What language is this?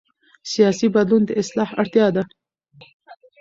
Pashto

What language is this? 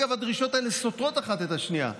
Hebrew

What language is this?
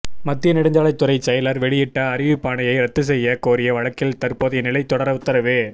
Tamil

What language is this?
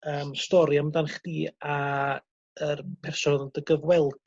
Welsh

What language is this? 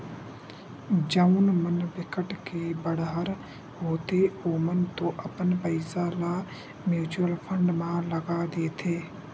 Chhattisgarhi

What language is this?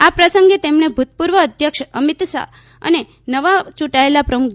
Gujarati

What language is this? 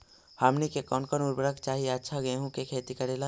Magahi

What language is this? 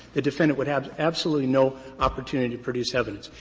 English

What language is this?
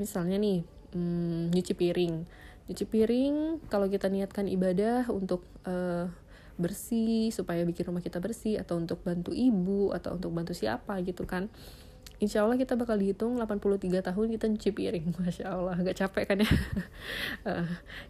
Indonesian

